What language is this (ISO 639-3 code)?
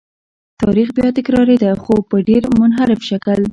pus